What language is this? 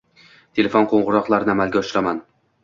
Uzbek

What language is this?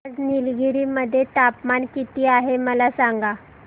Marathi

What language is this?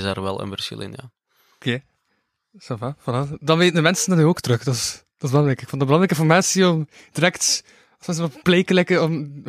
Dutch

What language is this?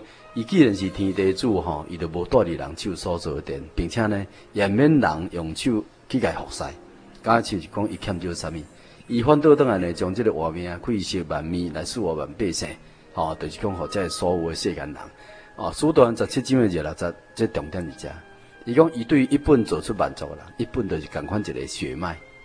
Chinese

